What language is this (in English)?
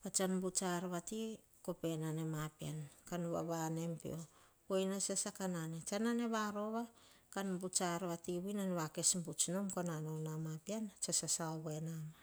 Hahon